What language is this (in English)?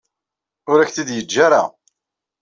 Kabyle